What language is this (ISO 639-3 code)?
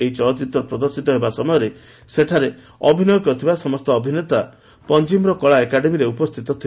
ori